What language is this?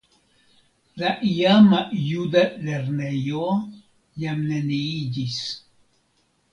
Esperanto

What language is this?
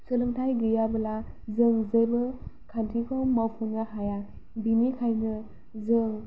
Bodo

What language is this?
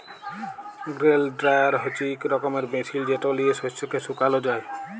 Bangla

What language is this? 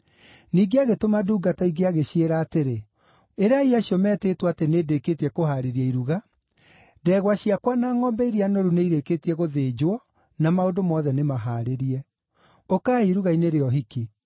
Kikuyu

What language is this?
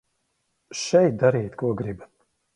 Latvian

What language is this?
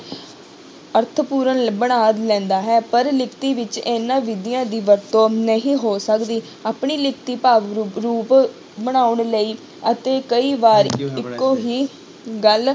Punjabi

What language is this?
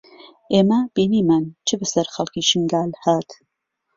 Central Kurdish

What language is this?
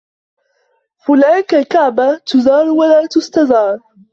Arabic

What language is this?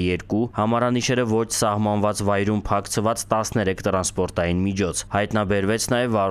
Turkish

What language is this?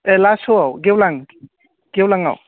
Bodo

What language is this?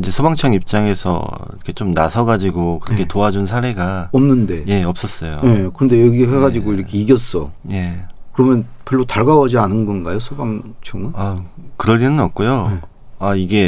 Korean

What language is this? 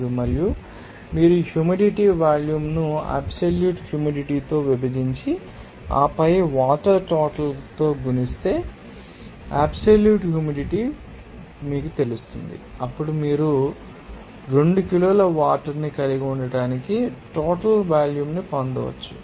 Telugu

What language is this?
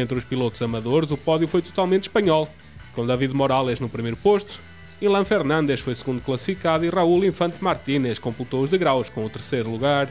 Portuguese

